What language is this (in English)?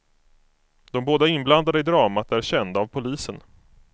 Swedish